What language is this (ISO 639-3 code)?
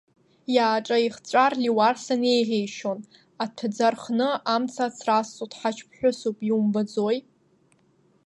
abk